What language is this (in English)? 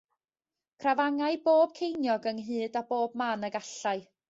Welsh